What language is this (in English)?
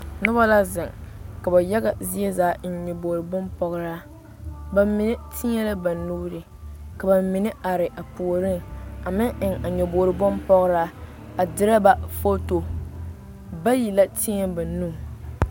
Southern Dagaare